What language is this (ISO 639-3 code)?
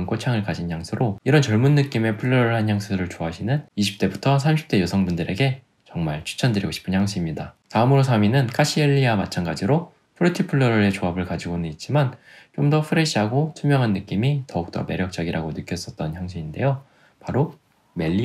kor